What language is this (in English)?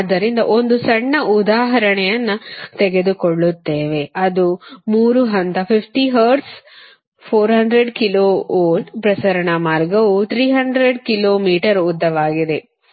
Kannada